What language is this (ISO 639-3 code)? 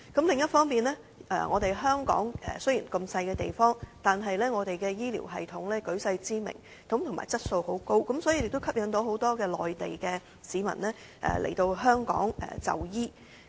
yue